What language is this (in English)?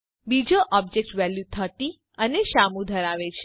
Gujarati